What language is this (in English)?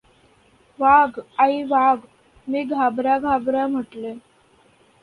Marathi